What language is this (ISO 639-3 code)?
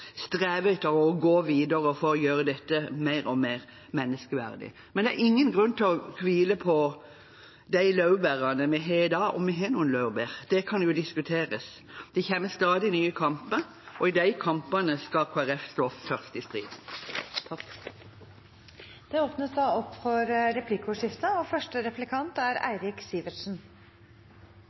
nob